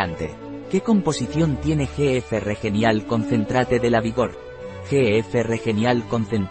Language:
Spanish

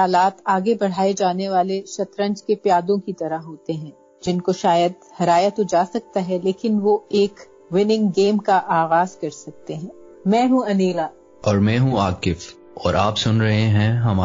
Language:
Urdu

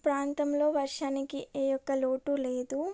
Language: Telugu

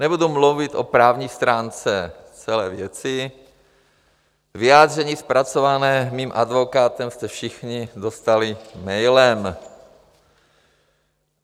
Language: Czech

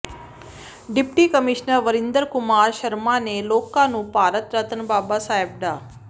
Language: Punjabi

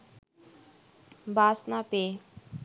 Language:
Bangla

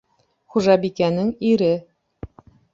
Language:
Bashkir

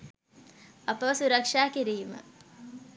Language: Sinhala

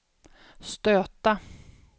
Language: Swedish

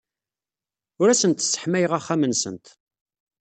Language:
Kabyle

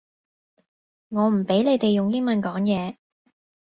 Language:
Cantonese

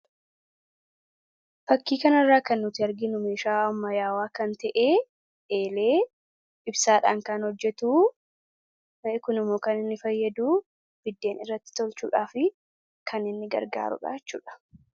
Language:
Oromo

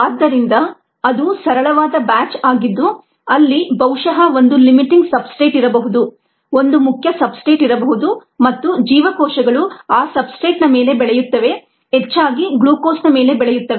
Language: Kannada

